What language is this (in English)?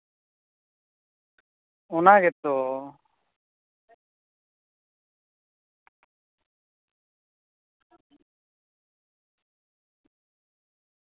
Santali